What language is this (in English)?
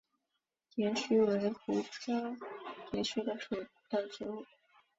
Chinese